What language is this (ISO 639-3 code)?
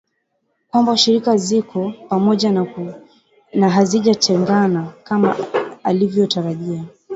swa